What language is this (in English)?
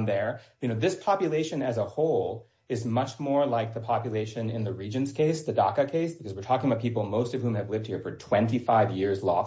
English